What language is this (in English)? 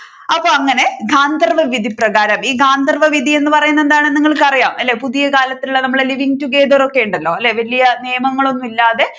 Malayalam